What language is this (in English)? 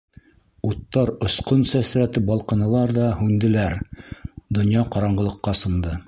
Bashkir